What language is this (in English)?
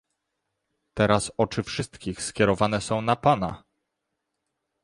Polish